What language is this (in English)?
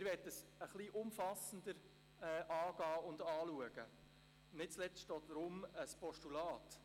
Swiss German